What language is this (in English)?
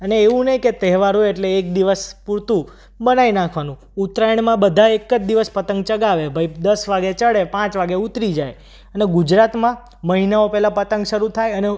Gujarati